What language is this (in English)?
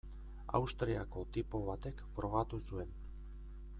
Basque